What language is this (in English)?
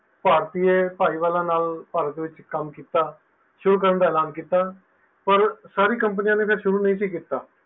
Punjabi